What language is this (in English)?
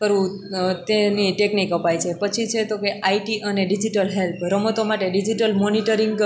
Gujarati